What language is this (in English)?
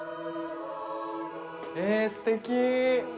Japanese